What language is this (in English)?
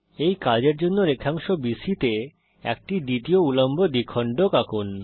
Bangla